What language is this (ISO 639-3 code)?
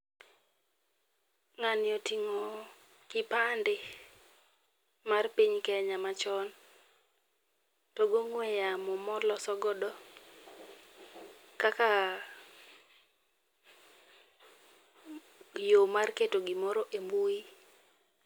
luo